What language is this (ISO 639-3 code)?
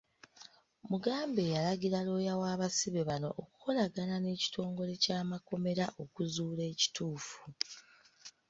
lug